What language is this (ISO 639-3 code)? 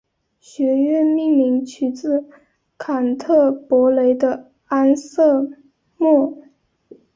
zho